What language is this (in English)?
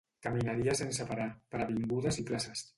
Catalan